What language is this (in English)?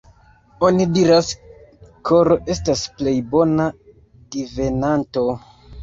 Esperanto